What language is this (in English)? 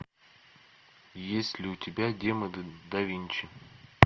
Russian